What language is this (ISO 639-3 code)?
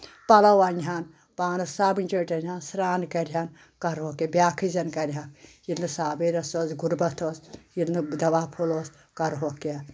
kas